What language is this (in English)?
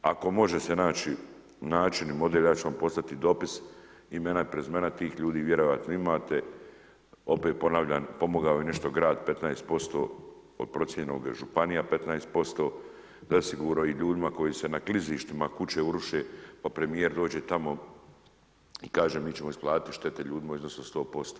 Croatian